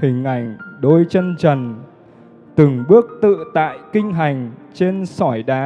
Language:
Vietnamese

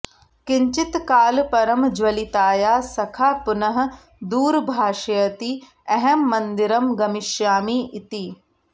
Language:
Sanskrit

